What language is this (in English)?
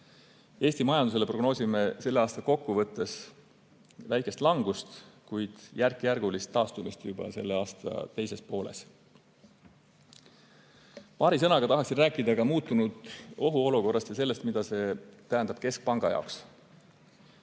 Estonian